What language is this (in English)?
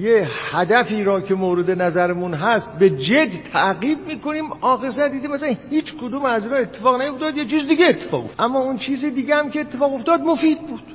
Persian